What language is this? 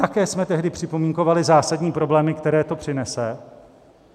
Czech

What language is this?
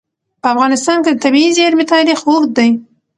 Pashto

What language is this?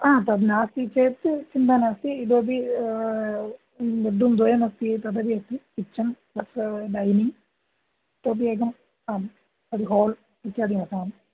Sanskrit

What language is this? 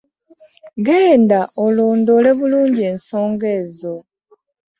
Ganda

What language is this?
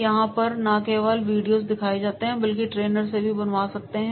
Hindi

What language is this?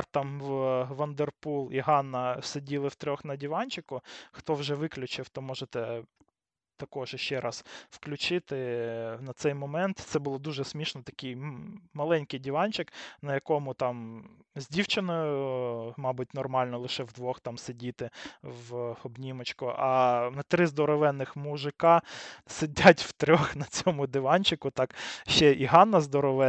Ukrainian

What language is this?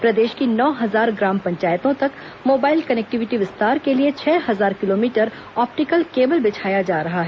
Hindi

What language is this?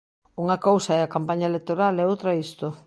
Galician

